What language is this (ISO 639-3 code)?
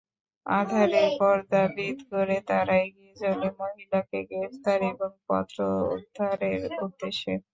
ben